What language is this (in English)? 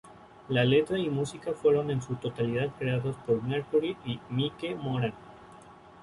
Spanish